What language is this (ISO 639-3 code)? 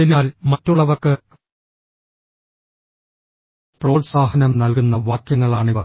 mal